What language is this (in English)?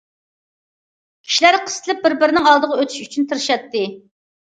Uyghur